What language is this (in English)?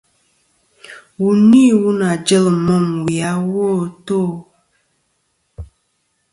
Kom